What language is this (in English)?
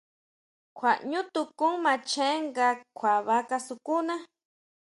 Huautla Mazatec